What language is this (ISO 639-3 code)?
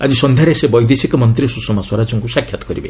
ori